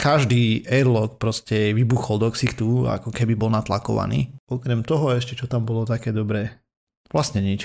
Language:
Slovak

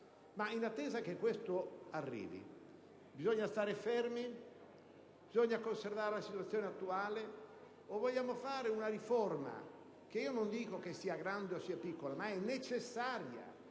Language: Italian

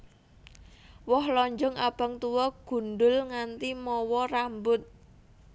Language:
Javanese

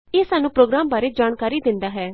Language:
Punjabi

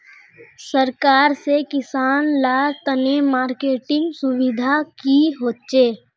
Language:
Magahi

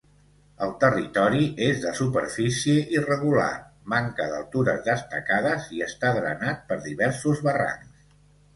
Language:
Catalan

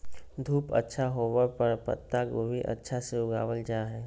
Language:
Magahi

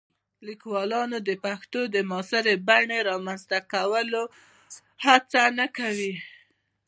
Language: Pashto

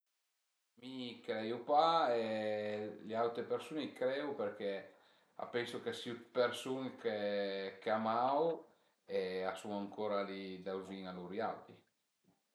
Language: Piedmontese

